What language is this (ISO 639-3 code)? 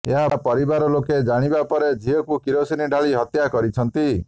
ori